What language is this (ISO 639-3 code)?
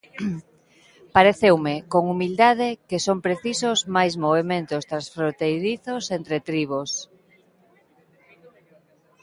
glg